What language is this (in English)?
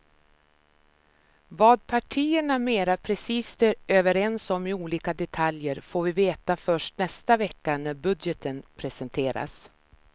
Swedish